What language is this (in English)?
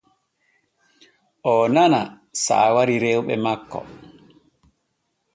Borgu Fulfulde